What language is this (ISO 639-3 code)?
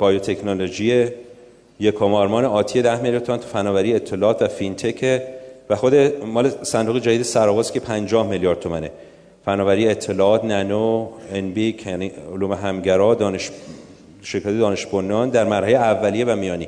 fas